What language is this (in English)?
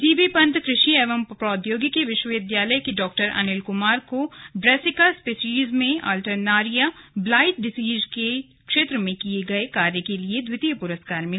Hindi